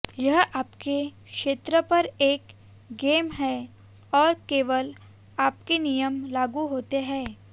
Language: Hindi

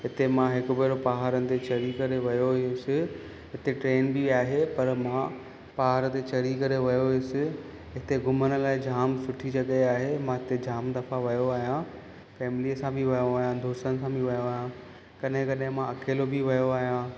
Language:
Sindhi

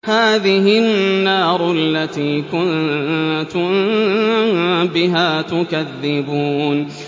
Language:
Arabic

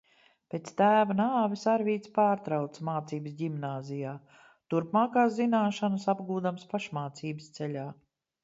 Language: Latvian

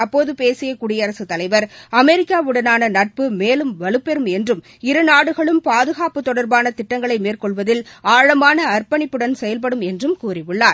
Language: Tamil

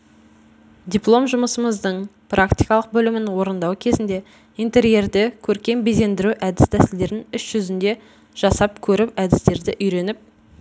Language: Kazakh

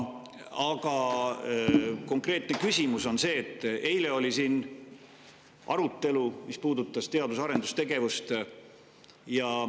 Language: Estonian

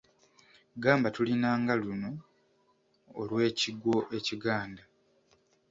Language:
Ganda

